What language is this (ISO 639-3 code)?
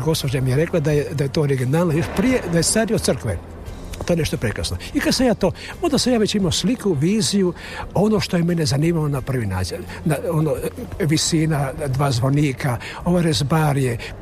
hrv